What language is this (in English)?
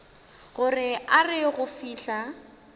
Northern Sotho